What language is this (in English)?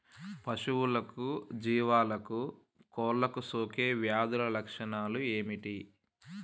Telugu